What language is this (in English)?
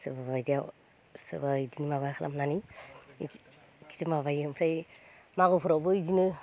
Bodo